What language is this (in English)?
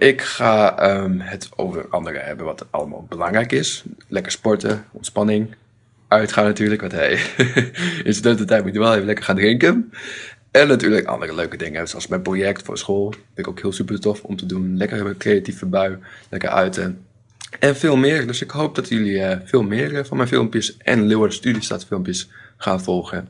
Dutch